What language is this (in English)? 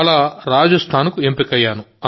Telugu